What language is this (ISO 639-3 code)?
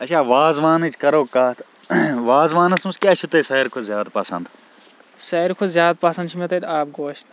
kas